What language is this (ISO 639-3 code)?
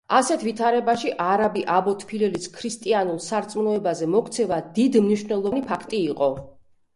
kat